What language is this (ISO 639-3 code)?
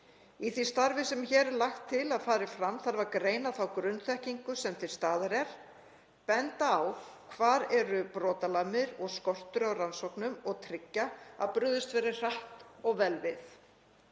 isl